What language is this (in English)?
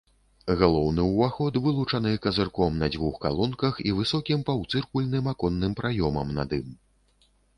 Belarusian